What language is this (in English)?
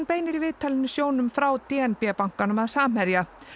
Icelandic